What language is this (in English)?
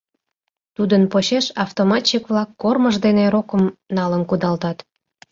Mari